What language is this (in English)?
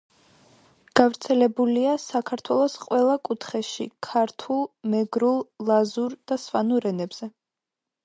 Georgian